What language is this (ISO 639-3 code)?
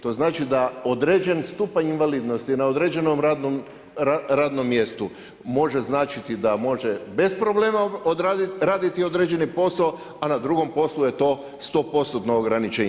hrv